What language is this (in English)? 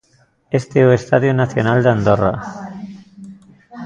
Galician